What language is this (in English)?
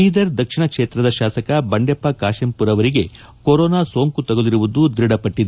Kannada